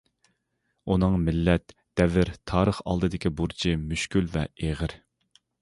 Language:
Uyghur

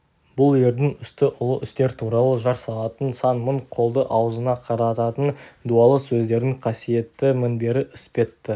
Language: Kazakh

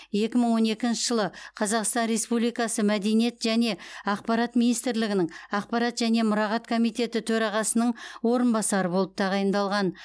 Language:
Kazakh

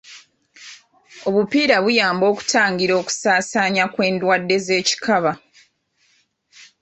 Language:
Ganda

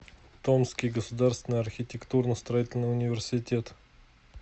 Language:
Russian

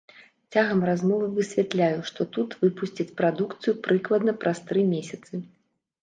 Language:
Belarusian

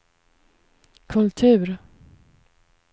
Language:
Swedish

